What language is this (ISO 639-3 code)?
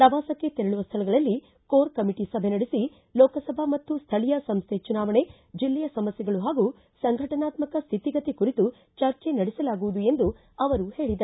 kan